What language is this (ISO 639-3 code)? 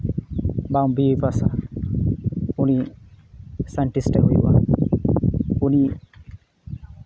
sat